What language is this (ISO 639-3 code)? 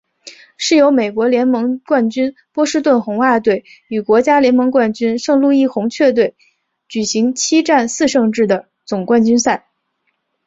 zho